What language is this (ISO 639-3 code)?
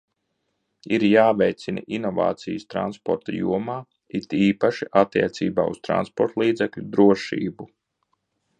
lav